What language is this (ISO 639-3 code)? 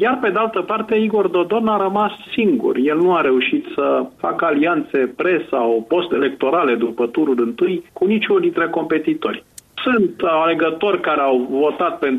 ron